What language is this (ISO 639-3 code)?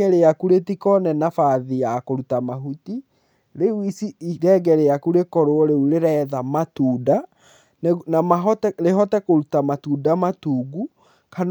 kik